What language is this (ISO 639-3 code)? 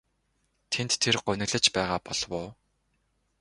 mon